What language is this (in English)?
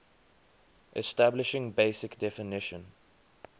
English